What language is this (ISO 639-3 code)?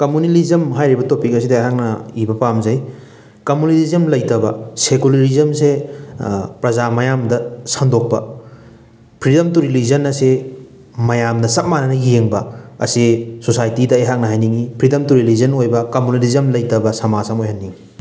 mni